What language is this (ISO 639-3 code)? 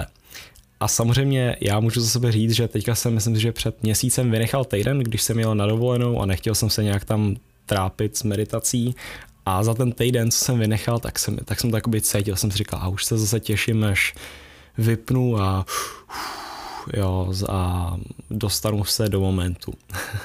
ces